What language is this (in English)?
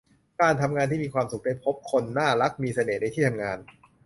Thai